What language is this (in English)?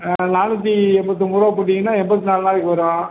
Tamil